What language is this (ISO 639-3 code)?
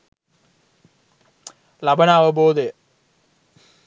sin